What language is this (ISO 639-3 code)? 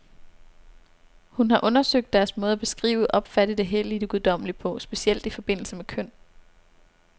dan